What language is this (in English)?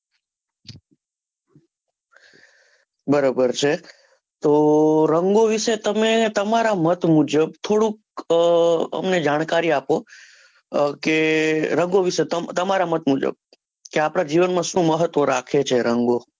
Gujarati